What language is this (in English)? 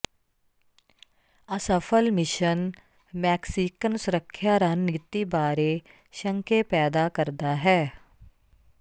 Punjabi